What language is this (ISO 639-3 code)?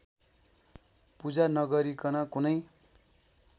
nep